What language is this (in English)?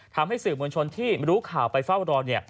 Thai